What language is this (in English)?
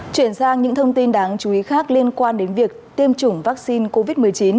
Vietnamese